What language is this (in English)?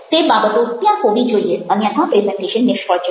Gujarati